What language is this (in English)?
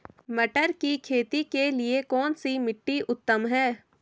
Hindi